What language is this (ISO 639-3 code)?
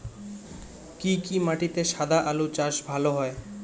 ben